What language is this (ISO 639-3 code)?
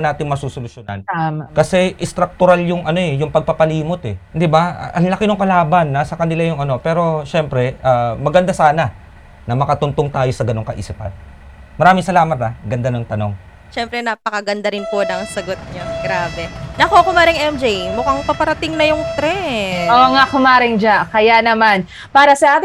fil